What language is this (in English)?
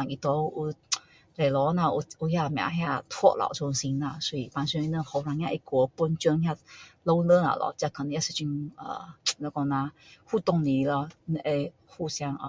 Min Dong Chinese